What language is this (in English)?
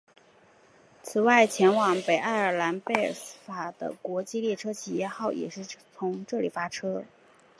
Chinese